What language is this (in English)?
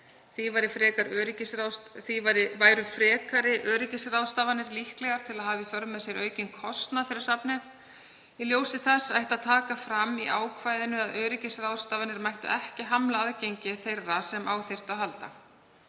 Icelandic